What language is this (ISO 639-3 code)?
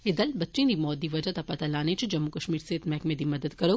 doi